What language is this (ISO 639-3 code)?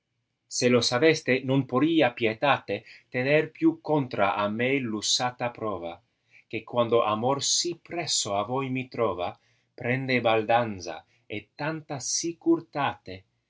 ita